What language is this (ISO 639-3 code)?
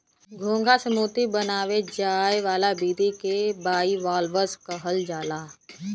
bho